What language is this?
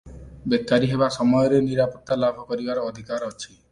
Odia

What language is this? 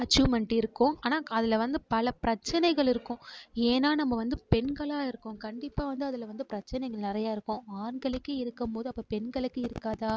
Tamil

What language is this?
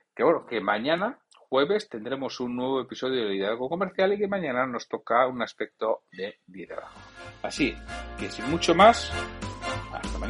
Spanish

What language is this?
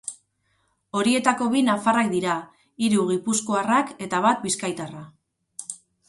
Basque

